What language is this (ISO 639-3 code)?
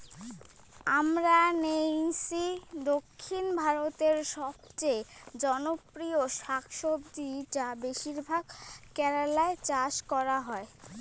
ben